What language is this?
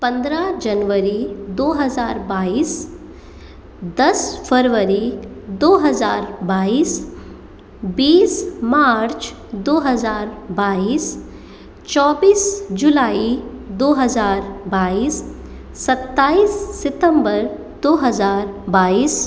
Hindi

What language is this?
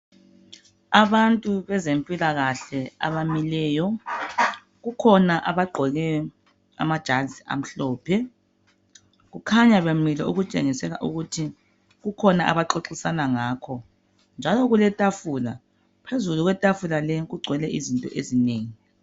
North Ndebele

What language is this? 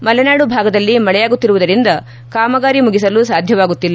Kannada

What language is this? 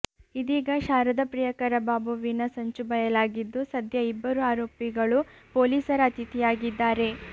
Kannada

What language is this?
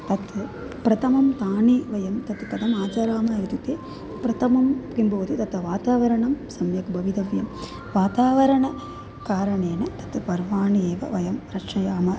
Sanskrit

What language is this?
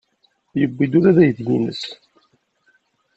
Kabyle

